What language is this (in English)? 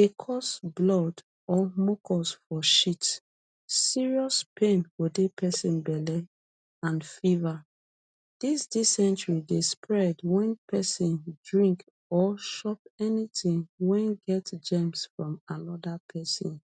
Nigerian Pidgin